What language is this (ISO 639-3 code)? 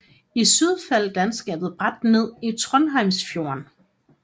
dan